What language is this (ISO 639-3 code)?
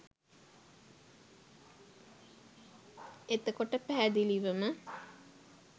sin